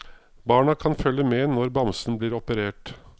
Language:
Norwegian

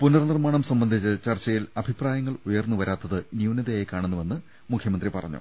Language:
Malayalam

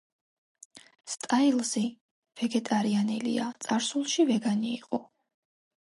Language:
Georgian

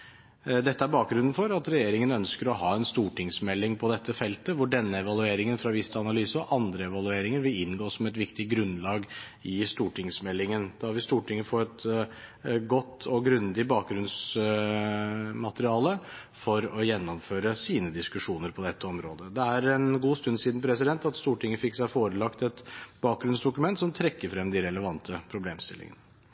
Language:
Norwegian Bokmål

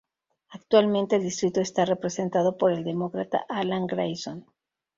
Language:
Spanish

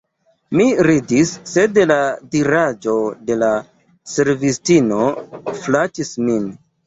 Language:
Esperanto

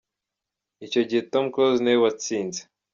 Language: Kinyarwanda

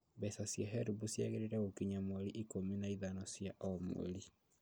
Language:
Kikuyu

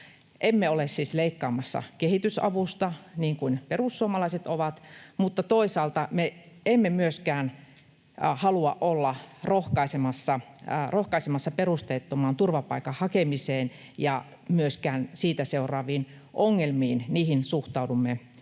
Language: Finnish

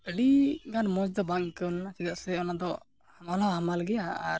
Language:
Santali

